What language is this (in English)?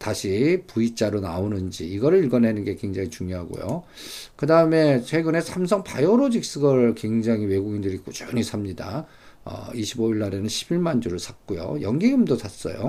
Korean